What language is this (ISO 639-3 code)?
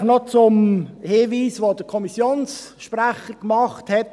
gsw